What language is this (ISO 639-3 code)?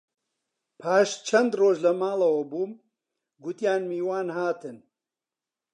ckb